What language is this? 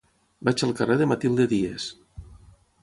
Catalan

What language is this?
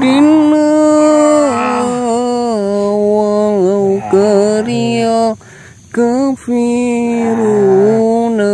Indonesian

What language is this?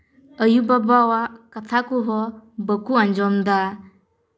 Santali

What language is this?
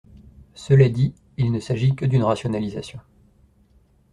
French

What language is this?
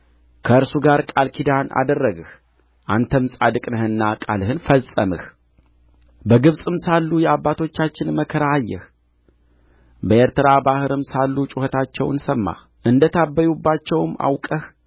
Amharic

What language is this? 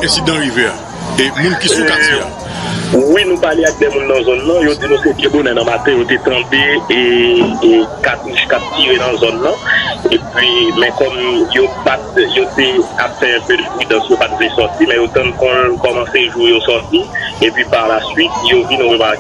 French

